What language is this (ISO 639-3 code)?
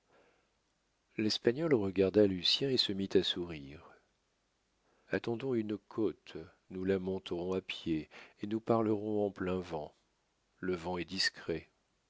fra